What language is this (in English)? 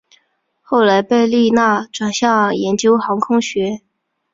Chinese